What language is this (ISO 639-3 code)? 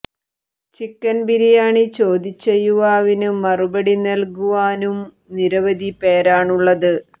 mal